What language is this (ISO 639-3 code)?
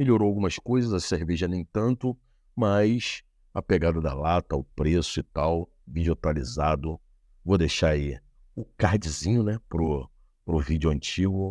por